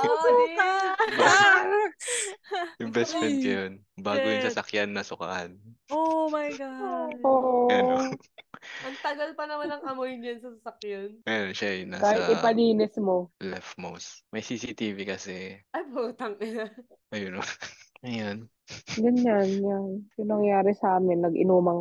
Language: Filipino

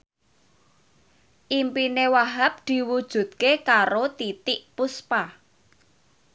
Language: Javanese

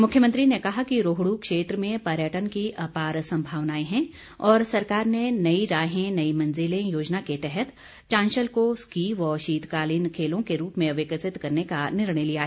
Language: Hindi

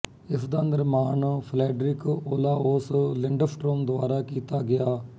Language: Punjabi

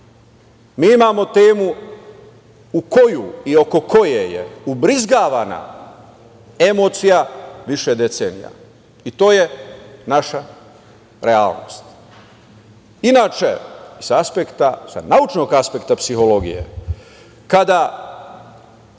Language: Serbian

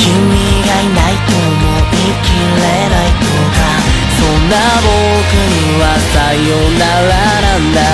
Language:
Japanese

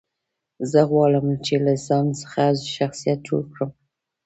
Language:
Pashto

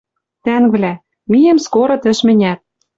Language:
Western Mari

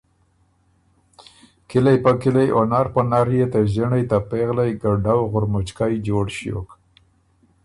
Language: Ormuri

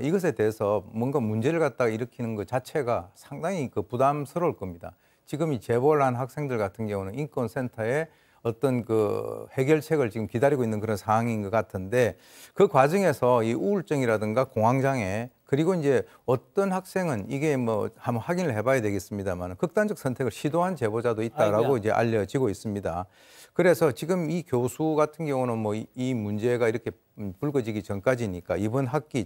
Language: Korean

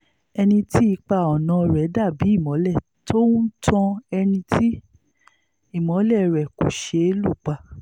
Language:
Yoruba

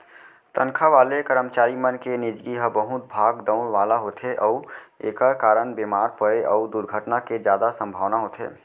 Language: Chhattisgarhi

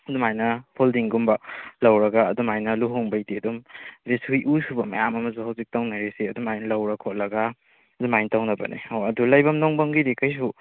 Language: Manipuri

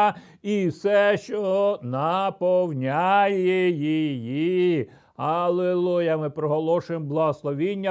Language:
Ukrainian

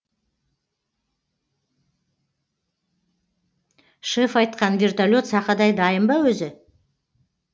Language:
Kazakh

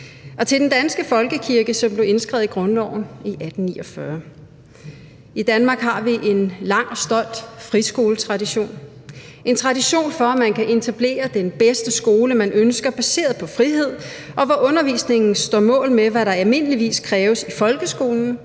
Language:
Danish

